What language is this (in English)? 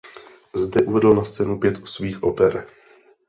Czech